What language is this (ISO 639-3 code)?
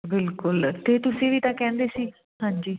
pan